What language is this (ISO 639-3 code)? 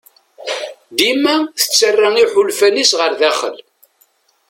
kab